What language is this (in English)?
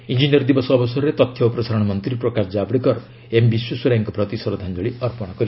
Odia